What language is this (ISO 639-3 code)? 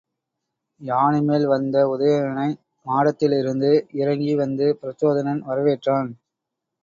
tam